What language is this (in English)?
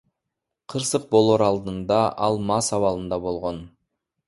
Kyrgyz